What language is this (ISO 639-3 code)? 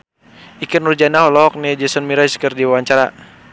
sun